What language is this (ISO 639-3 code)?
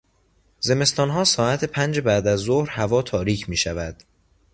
fas